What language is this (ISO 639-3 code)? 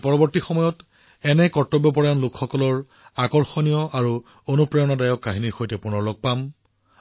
asm